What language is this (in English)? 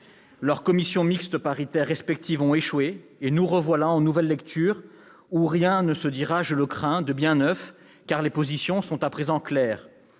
French